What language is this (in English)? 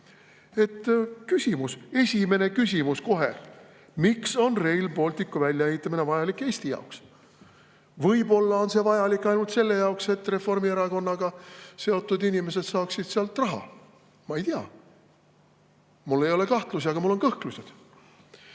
Estonian